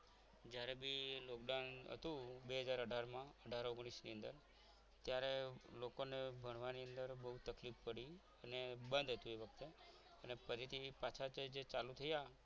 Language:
Gujarati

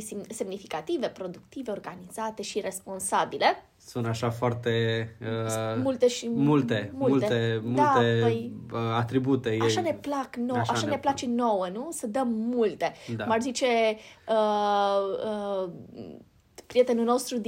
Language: Romanian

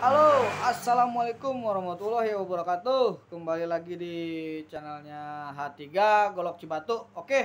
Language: Indonesian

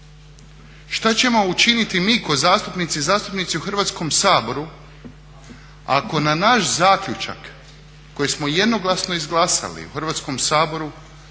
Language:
Croatian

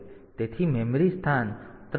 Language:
Gujarati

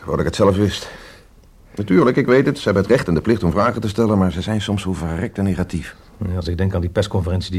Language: Dutch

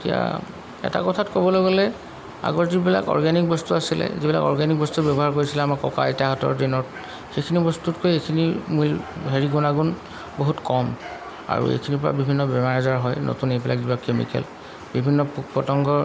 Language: Assamese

